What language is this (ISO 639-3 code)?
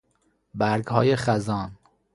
fas